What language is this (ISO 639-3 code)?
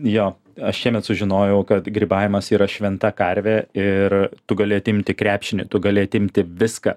lit